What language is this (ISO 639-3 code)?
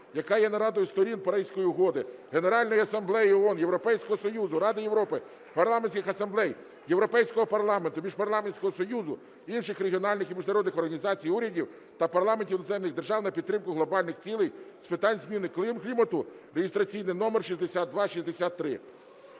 ukr